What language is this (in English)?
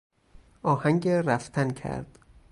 Persian